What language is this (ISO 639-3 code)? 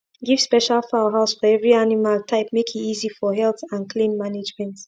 pcm